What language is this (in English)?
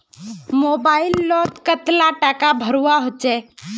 Magahi